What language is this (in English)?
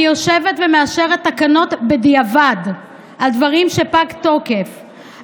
Hebrew